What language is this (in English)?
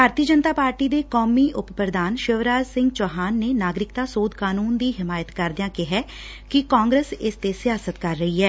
Punjabi